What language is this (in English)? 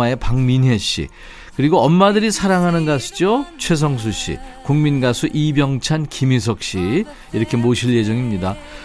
Korean